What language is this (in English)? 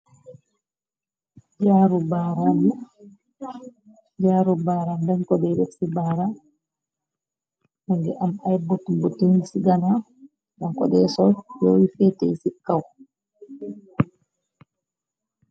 Wolof